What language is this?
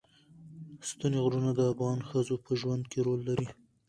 Pashto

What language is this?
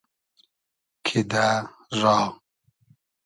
Hazaragi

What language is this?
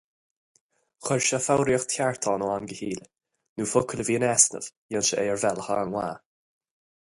Irish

